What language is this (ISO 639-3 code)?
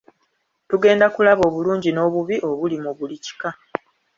lug